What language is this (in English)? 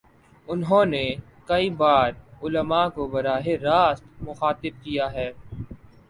Urdu